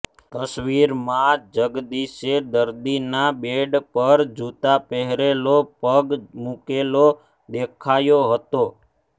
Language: Gujarati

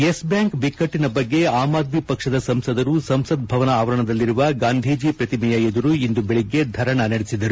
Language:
Kannada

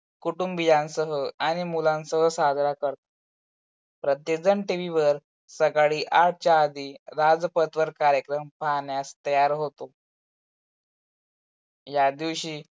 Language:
Marathi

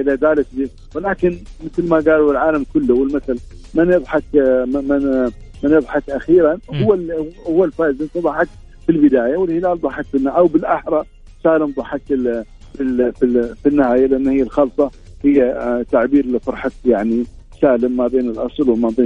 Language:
Arabic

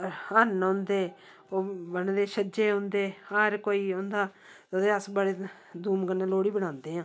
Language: Dogri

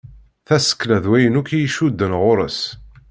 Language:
Kabyle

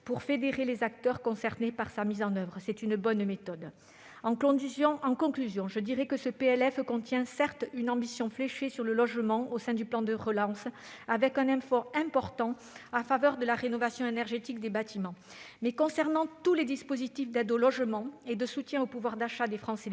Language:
French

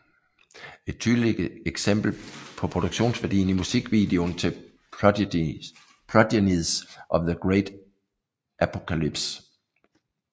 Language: Danish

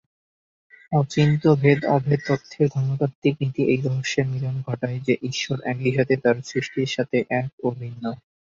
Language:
Bangla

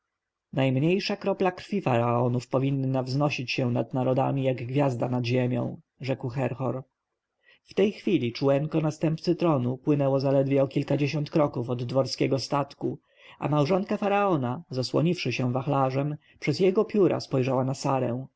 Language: Polish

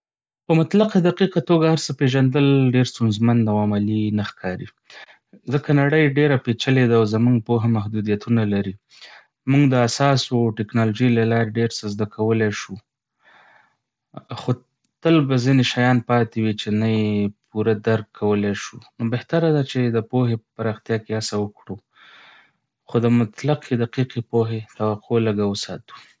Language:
Pashto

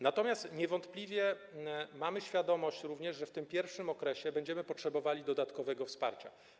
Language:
Polish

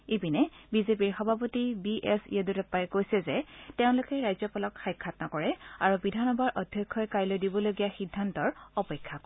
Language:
Assamese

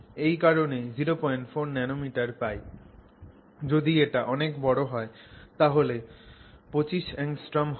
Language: Bangla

